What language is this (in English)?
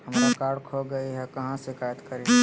Magahi